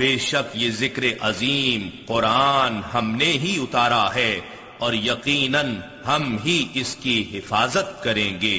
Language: Urdu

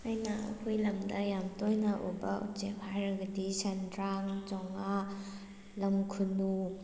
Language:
Manipuri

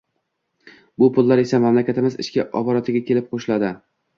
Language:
Uzbek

